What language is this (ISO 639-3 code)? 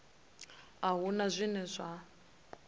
ven